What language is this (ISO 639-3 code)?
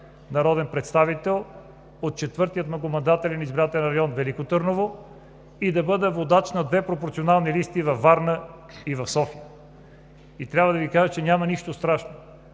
bul